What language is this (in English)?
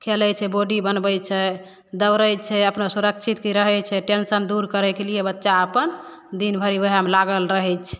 Maithili